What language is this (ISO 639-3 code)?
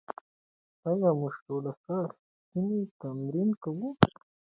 pus